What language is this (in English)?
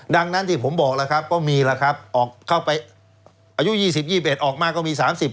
Thai